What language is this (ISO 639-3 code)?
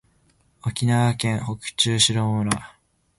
jpn